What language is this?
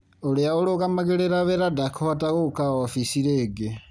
Kikuyu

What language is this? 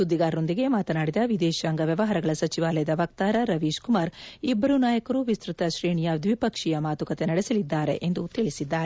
Kannada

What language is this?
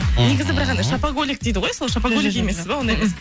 Kazakh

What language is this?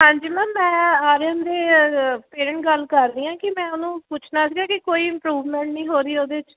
Punjabi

